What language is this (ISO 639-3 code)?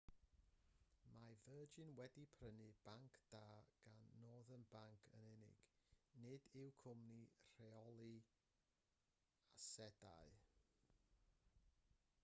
cym